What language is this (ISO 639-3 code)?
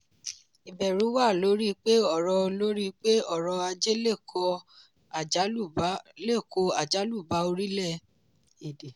yor